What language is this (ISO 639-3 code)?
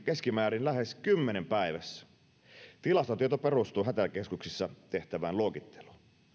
fin